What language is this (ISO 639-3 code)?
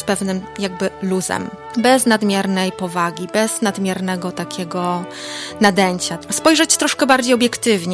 pol